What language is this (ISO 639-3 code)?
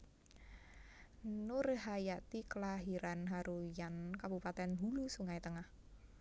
jav